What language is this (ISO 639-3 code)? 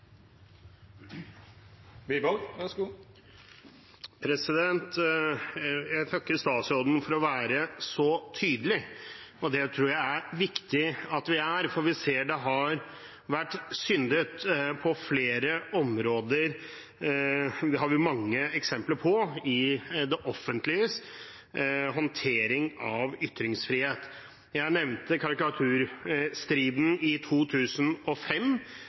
nob